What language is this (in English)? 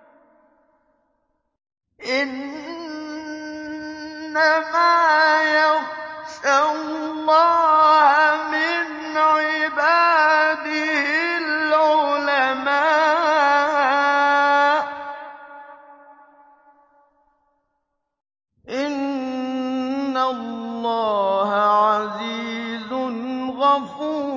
Arabic